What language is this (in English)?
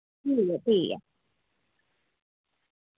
Dogri